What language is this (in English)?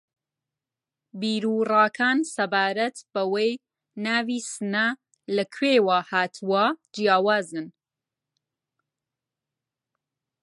Central Kurdish